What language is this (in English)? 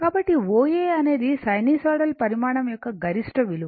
Telugu